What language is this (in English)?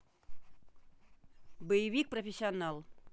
Russian